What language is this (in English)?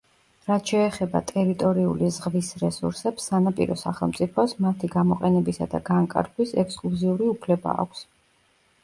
Georgian